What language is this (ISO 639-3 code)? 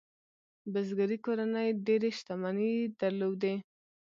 pus